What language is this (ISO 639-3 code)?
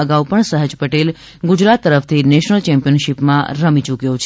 guj